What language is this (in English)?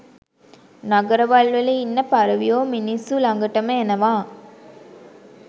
Sinhala